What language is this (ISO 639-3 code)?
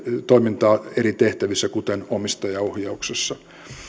fin